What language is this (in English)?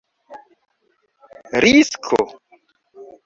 Esperanto